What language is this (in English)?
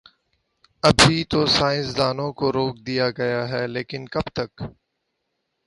Urdu